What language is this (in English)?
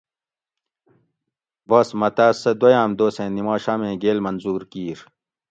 Gawri